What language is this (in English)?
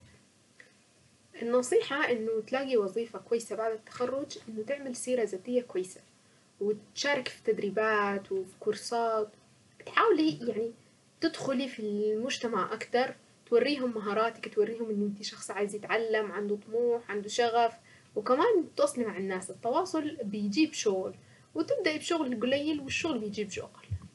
Saidi Arabic